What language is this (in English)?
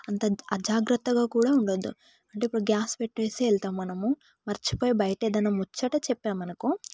Telugu